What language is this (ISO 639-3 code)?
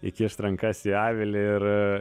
lit